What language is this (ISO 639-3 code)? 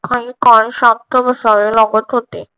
mar